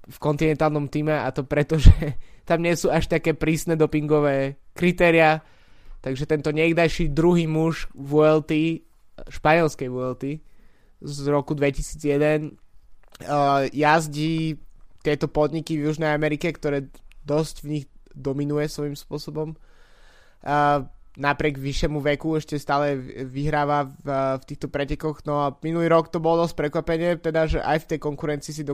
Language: Slovak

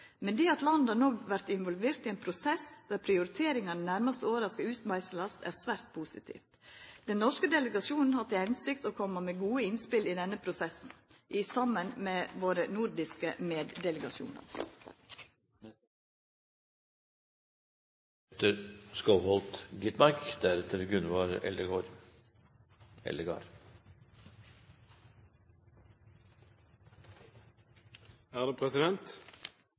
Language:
Norwegian Nynorsk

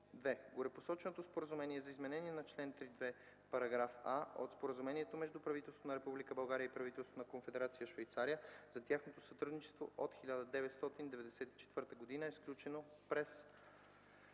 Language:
Bulgarian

